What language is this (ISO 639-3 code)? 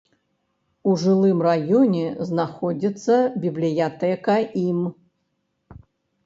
bel